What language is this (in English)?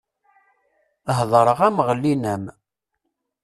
Kabyle